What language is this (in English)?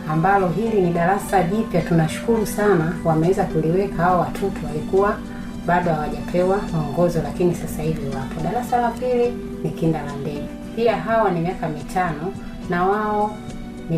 Swahili